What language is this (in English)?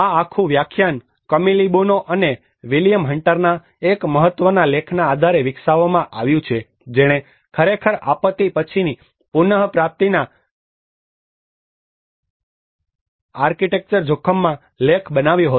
Gujarati